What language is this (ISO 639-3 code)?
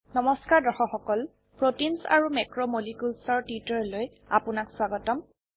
asm